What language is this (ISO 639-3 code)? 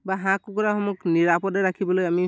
asm